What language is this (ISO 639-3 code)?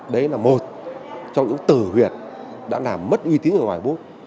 vie